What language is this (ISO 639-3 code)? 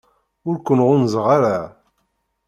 kab